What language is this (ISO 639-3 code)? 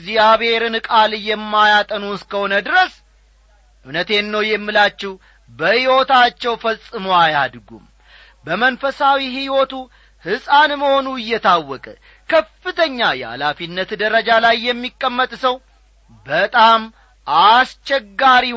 amh